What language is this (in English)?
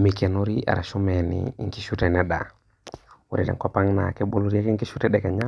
Masai